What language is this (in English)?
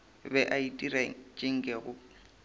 Northern Sotho